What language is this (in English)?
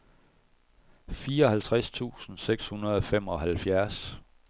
Danish